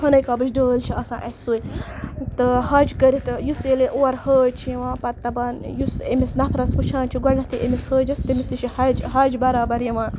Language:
Kashmiri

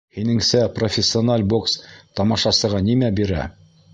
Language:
Bashkir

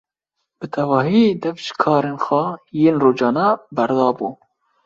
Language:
Kurdish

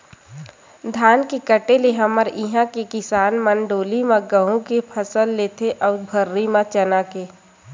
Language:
Chhattisgarhi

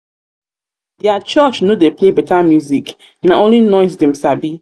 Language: Nigerian Pidgin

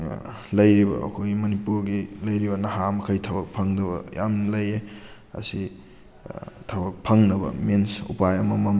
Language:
Manipuri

